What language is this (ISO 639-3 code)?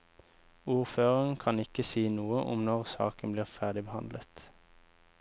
nor